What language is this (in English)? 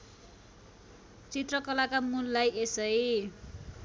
Nepali